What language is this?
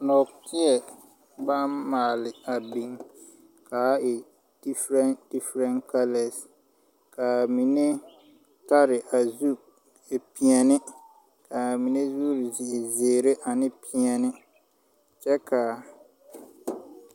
Southern Dagaare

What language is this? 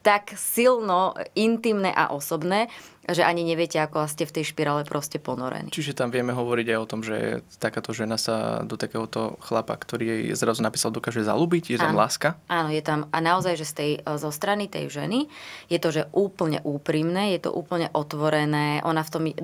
Slovak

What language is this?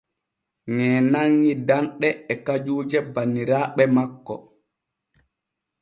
Borgu Fulfulde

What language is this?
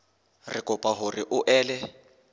Southern Sotho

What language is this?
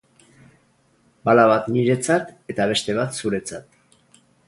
Basque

